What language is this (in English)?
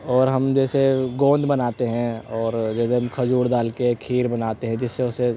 Urdu